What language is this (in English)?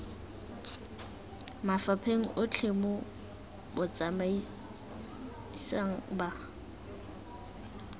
Tswana